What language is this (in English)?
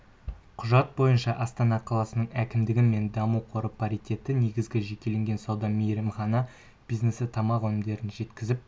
Kazakh